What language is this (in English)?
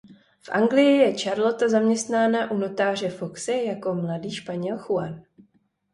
Czech